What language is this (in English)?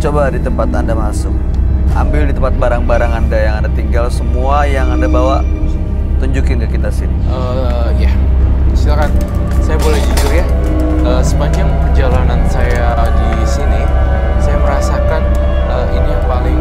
Indonesian